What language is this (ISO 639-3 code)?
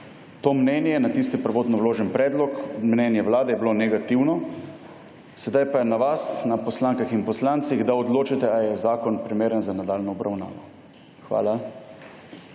slv